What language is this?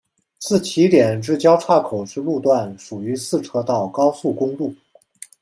Chinese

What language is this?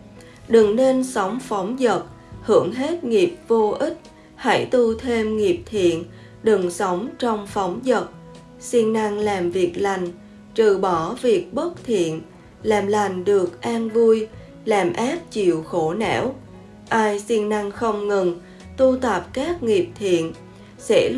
Vietnamese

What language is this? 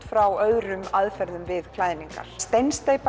Icelandic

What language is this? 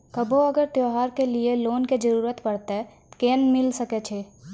Maithili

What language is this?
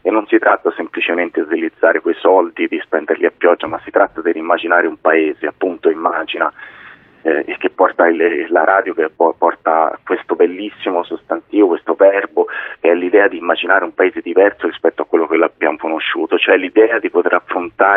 Italian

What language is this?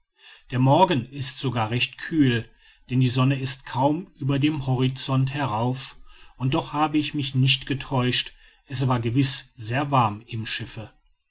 German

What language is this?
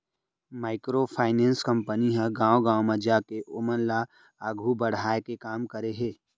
Chhattisgarhi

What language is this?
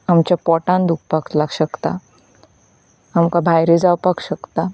Konkani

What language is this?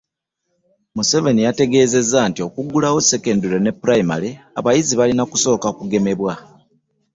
Ganda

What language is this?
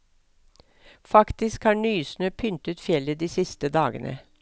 Norwegian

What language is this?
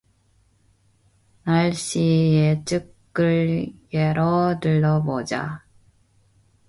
Korean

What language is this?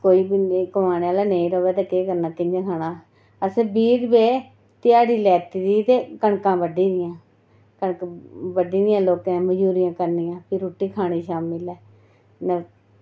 Dogri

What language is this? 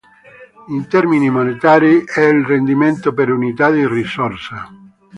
Italian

